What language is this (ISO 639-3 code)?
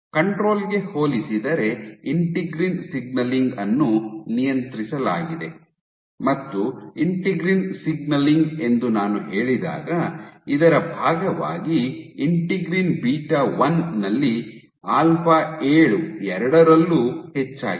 kan